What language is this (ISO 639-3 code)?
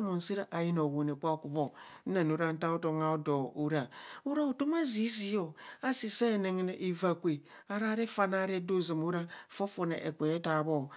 bcs